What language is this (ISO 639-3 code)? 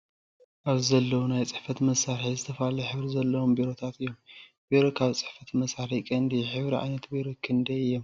tir